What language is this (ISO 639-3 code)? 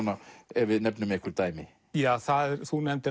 isl